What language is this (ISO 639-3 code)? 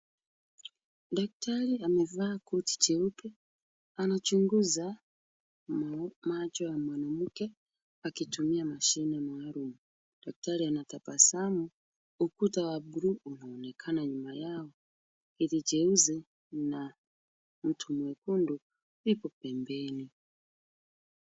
swa